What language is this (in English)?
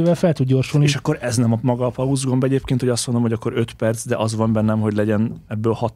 Hungarian